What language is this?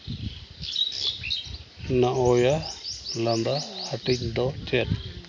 Santali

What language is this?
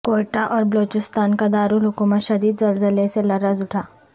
Urdu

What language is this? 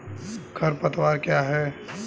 Hindi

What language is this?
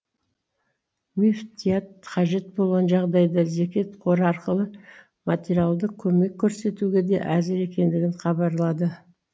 Kazakh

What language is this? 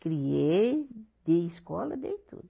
Portuguese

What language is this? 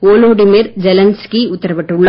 Tamil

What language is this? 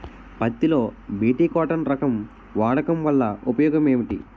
Telugu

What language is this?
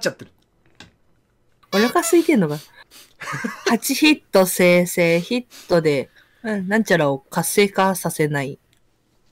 Japanese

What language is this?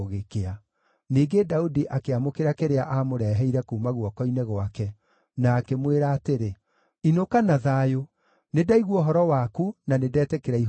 Kikuyu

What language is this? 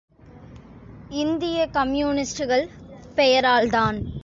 Tamil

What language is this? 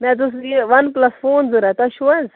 Kashmiri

